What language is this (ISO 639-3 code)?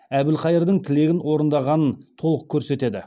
kaz